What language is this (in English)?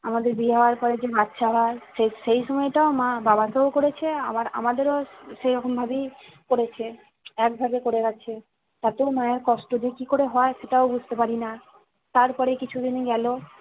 Bangla